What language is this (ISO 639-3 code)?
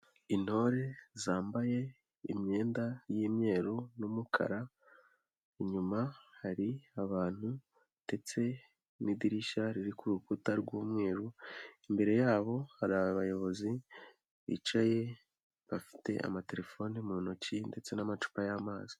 kin